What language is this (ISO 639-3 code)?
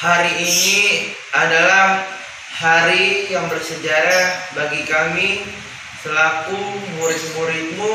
ind